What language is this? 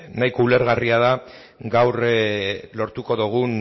Basque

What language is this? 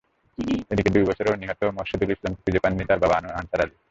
Bangla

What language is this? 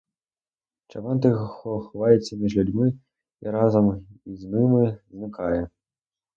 Ukrainian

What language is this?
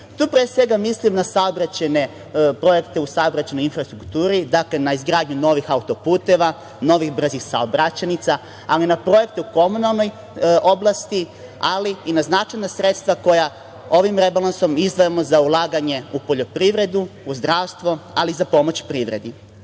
Serbian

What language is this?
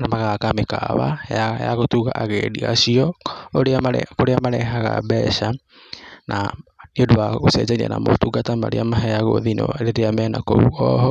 Kikuyu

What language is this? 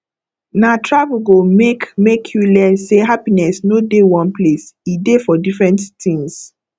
Nigerian Pidgin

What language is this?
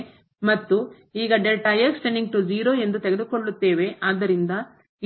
Kannada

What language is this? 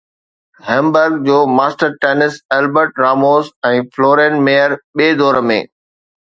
Sindhi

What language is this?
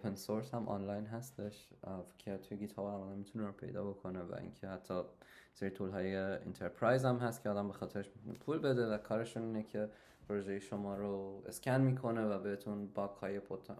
Persian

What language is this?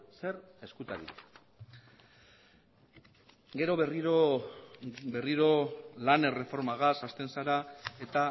Basque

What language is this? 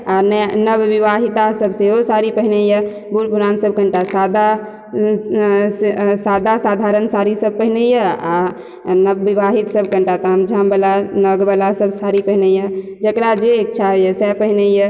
Maithili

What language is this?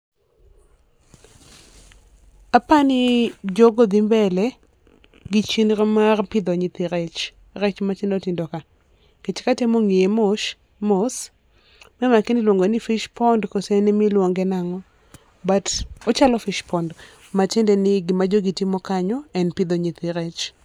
Luo (Kenya and Tanzania)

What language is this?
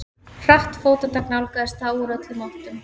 Icelandic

